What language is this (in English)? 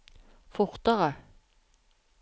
Norwegian